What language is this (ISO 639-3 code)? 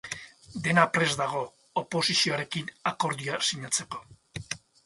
eus